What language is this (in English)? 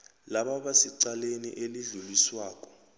South Ndebele